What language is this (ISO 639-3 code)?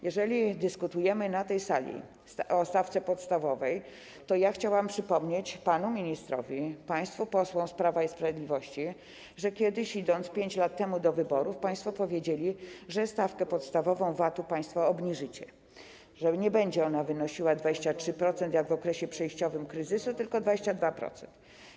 pol